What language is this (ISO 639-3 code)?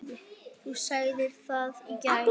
isl